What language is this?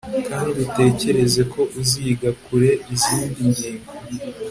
Kinyarwanda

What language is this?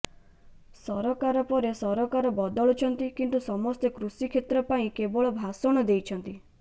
Odia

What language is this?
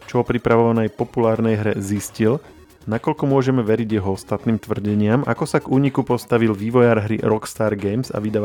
Slovak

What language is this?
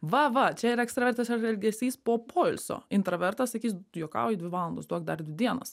Lithuanian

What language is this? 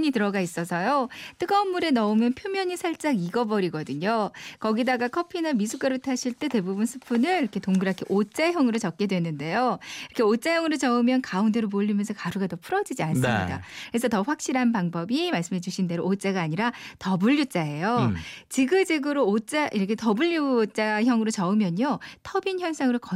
Korean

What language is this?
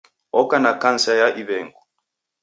Taita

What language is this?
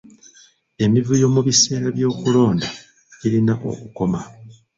Ganda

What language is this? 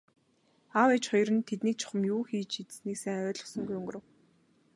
Mongolian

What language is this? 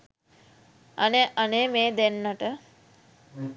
Sinhala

